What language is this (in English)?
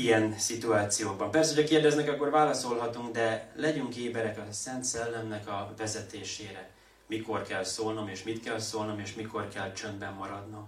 Hungarian